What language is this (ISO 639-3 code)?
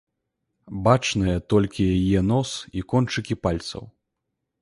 bel